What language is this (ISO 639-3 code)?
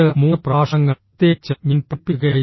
mal